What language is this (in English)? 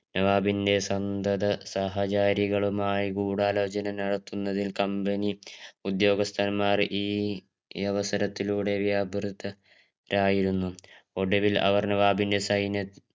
Malayalam